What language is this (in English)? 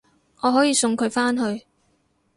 Cantonese